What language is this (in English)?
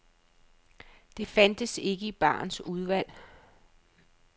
Danish